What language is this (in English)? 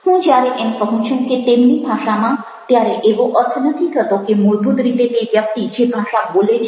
Gujarati